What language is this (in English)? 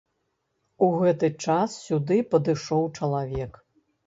Belarusian